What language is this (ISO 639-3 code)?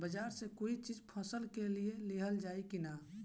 bho